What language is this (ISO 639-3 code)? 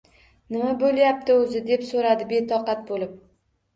uzb